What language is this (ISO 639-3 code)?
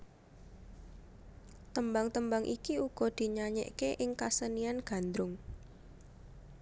jav